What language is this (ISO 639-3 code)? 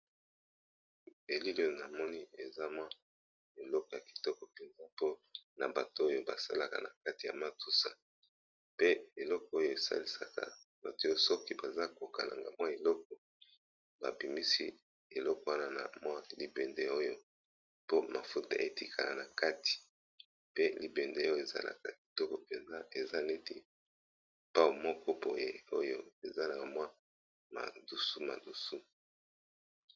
lin